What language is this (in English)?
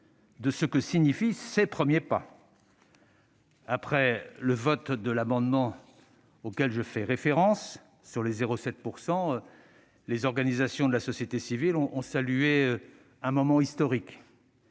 French